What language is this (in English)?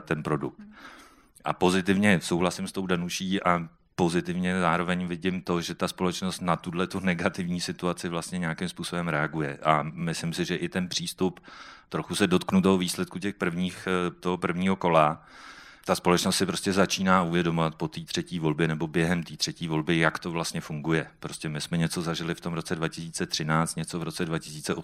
Czech